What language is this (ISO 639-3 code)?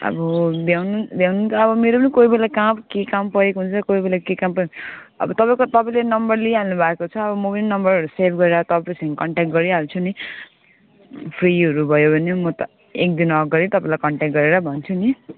nep